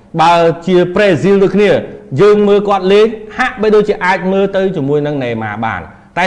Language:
Vietnamese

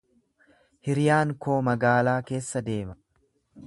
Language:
Oromo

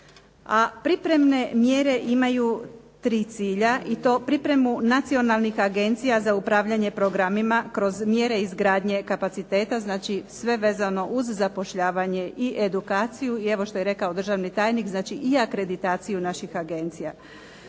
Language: Croatian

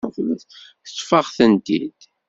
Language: Kabyle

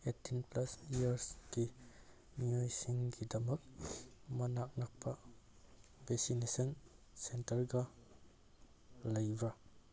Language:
Manipuri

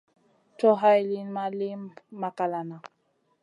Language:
Masana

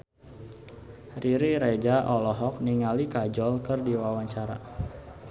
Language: Sundanese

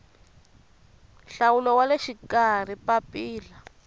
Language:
Tsonga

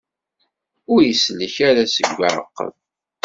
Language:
Kabyle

